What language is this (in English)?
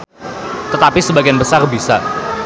Sundanese